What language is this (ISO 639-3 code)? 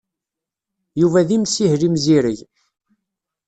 kab